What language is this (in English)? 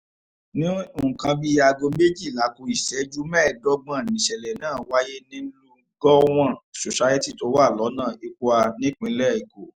Yoruba